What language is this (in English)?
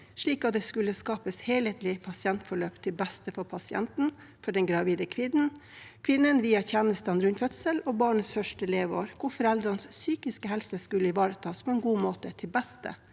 Norwegian